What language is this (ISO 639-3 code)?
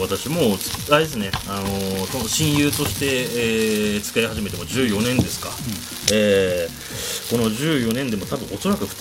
jpn